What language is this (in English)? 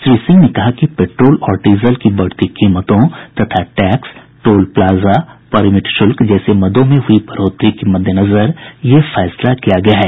Hindi